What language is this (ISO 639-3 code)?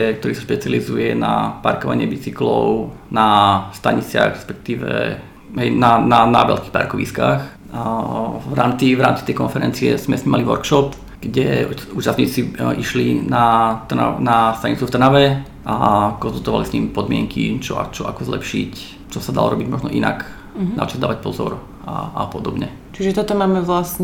slk